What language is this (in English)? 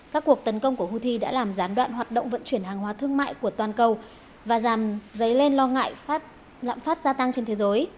Vietnamese